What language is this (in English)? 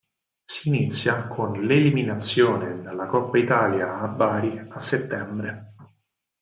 Italian